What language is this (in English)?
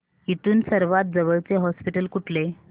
Marathi